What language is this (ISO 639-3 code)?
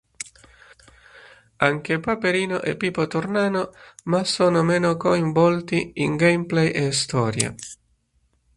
ita